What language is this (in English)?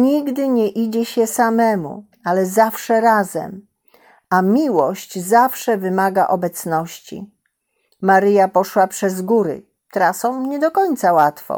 Polish